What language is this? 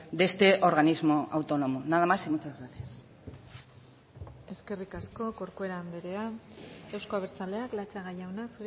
Basque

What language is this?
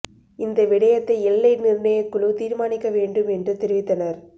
Tamil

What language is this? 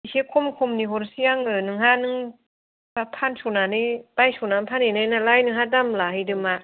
Bodo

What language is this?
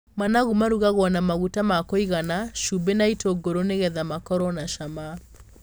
Kikuyu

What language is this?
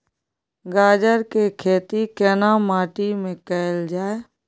Maithili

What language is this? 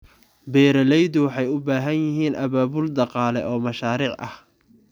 Somali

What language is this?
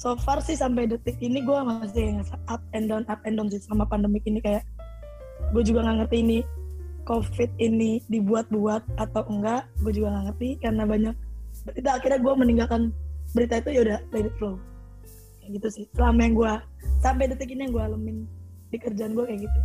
Indonesian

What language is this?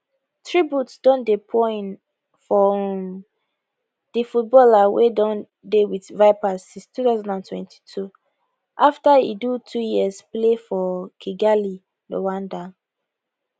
Nigerian Pidgin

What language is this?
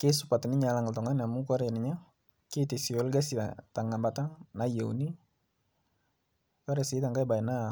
Masai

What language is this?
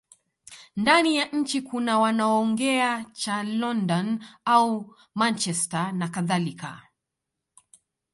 Swahili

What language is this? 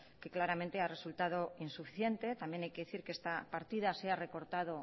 Spanish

